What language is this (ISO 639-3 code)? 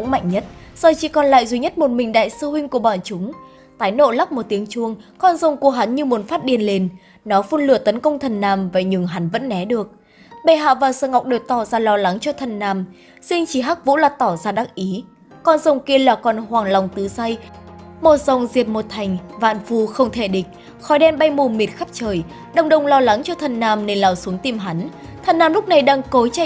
vie